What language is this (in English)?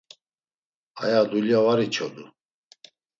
Laz